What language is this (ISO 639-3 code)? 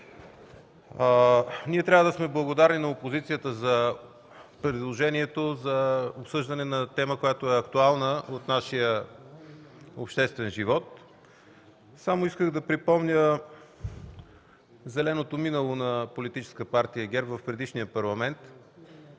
bul